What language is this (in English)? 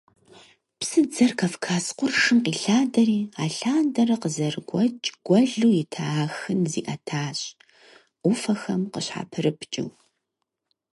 Kabardian